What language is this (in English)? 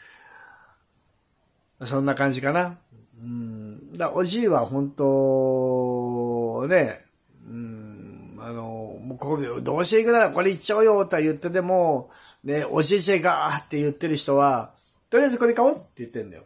Japanese